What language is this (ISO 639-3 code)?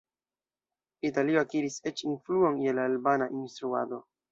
epo